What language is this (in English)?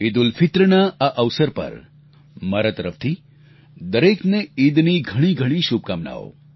Gujarati